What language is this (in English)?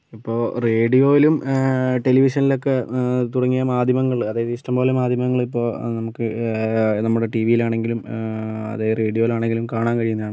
Malayalam